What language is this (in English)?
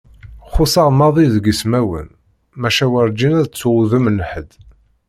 Kabyle